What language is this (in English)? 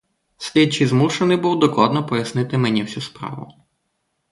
Ukrainian